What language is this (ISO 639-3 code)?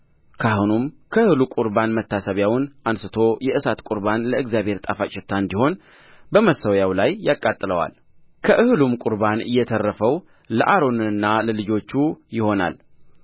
amh